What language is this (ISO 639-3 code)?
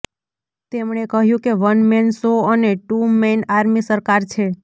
guj